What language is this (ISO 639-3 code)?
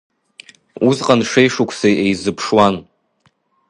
abk